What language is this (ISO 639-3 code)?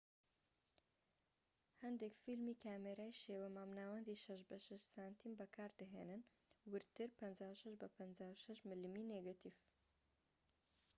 ckb